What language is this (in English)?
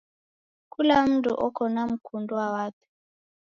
Taita